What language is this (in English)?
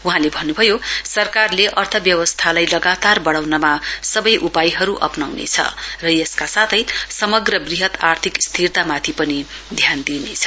Nepali